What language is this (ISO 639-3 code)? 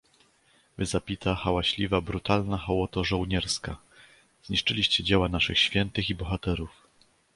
pol